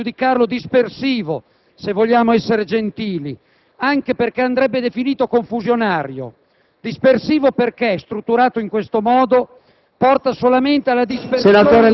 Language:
Italian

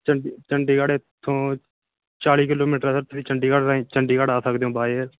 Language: Punjabi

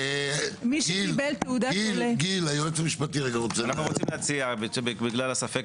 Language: Hebrew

